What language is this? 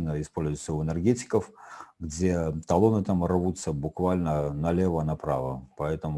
Russian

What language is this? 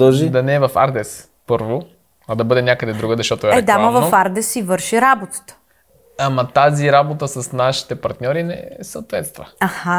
Bulgarian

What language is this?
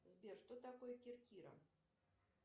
Russian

